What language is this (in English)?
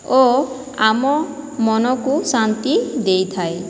Odia